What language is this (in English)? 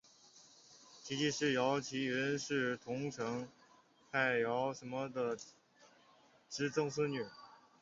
Chinese